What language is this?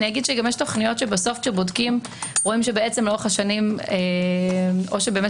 Hebrew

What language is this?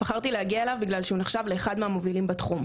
Hebrew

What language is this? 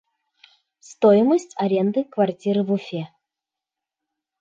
Bashkir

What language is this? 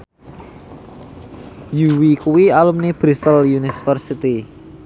Javanese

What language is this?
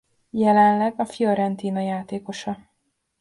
Hungarian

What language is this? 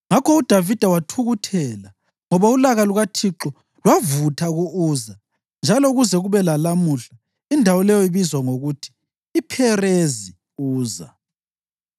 North Ndebele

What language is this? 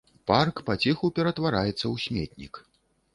Belarusian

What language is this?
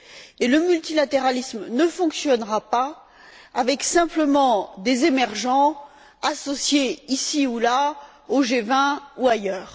French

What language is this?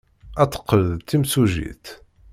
Kabyle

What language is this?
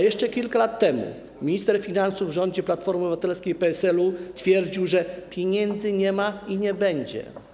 Polish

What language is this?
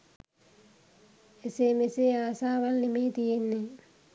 Sinhala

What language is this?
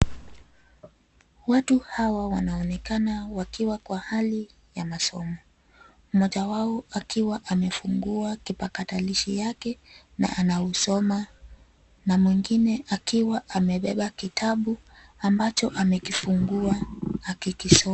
Swahili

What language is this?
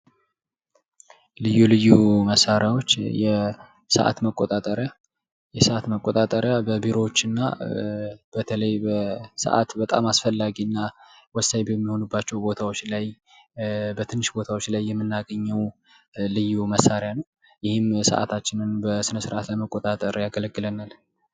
Amharic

